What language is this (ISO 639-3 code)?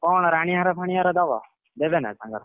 ori